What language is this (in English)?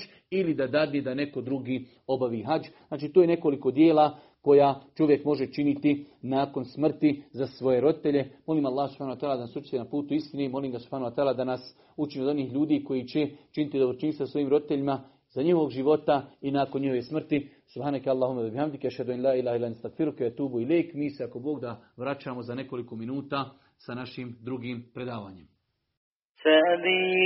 Croatian